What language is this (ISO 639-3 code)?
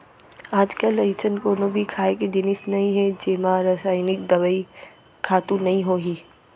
hne